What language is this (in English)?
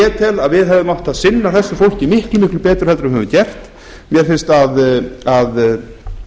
Icelandic